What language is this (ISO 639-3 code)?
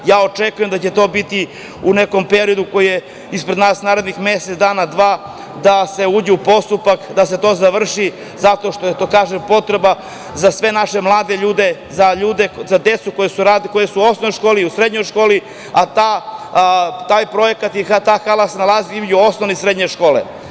srp